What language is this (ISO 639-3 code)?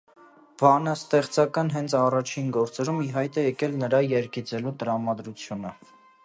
hye